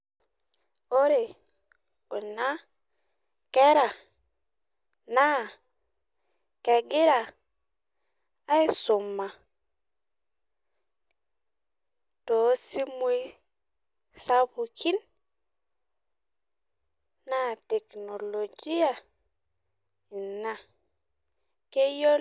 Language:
Masai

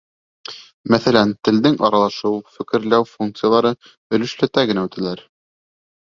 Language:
Bashkir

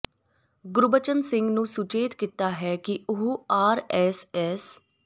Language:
Punjabi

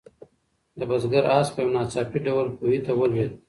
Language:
Pashto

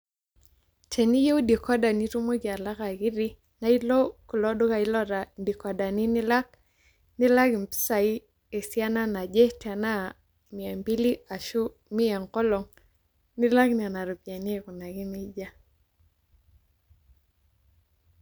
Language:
Masai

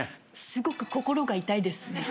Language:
Japanese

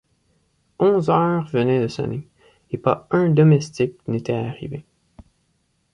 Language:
French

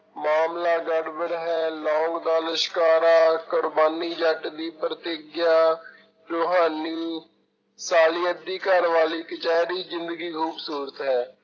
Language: Punjabi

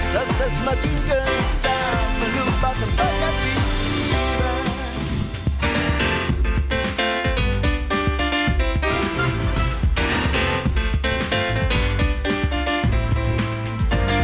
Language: Indonesian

